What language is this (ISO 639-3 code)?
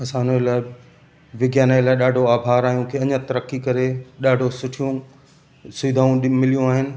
snd